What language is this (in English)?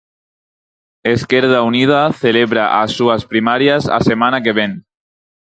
Galician